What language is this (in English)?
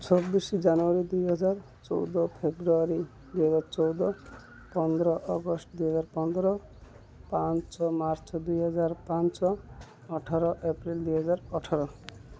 Odia